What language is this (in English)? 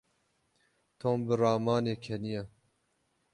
Kurdish